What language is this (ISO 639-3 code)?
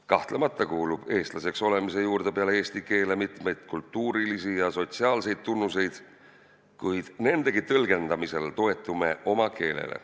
est